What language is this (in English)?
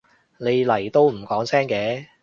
Cantonese